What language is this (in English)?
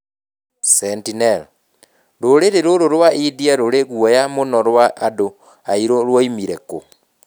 Kikuyu